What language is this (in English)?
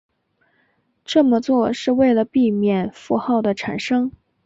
Chinese